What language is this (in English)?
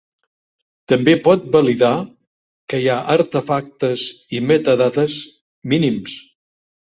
Catalan